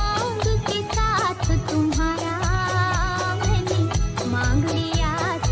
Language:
Hindi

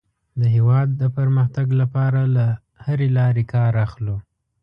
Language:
Pashto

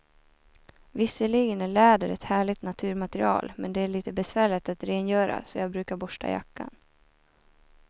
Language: Swedish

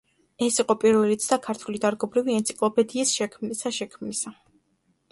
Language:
Georgian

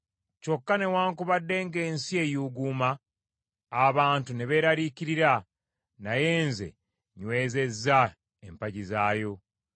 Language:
Ganda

